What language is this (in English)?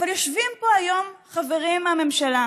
Hebrew